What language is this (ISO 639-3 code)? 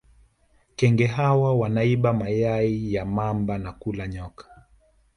swa